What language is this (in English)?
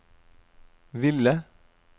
Norwegian